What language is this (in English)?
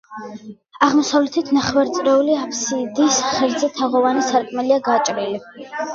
Georgian